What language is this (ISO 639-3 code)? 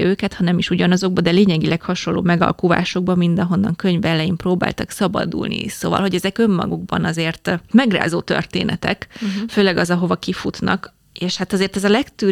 hun